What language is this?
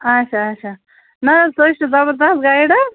Kashmiri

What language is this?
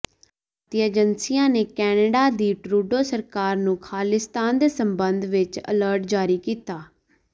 Punjabi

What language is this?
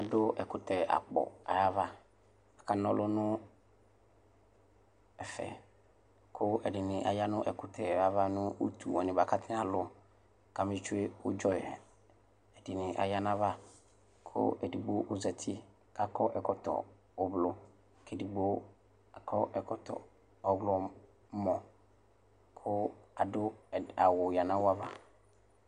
Ikposo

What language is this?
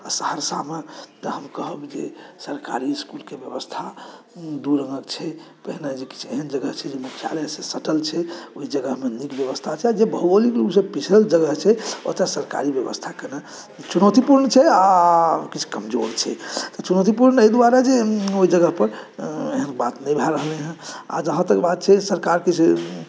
Maithili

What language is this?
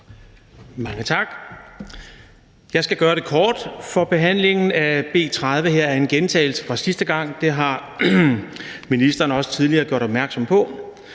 Danish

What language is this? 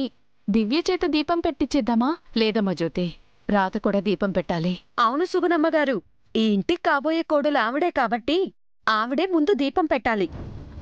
Telugu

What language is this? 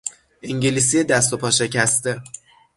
Persian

